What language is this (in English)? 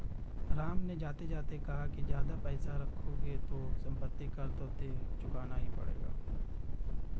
Hindi